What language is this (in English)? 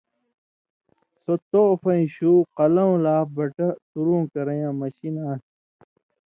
Indus Kohistani